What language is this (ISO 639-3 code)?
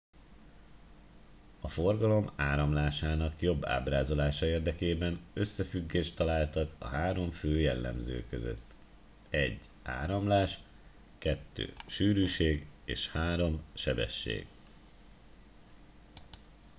hun